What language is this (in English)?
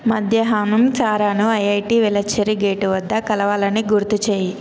Telugu